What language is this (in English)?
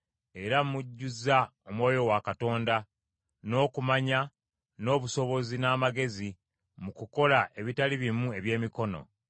Ganda